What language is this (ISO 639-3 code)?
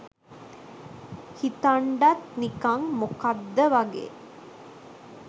sin